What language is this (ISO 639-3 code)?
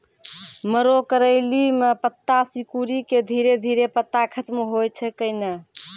mai